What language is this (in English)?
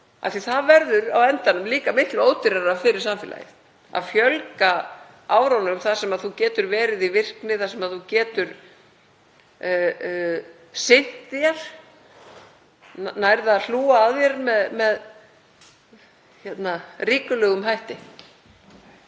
Icelandic